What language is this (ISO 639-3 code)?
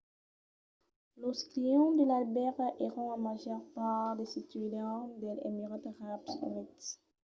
oci